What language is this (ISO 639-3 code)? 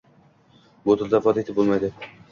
uzb